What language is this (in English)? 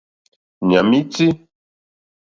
Mokpwe